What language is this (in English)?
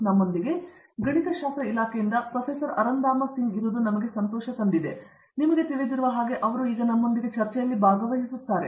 Kannada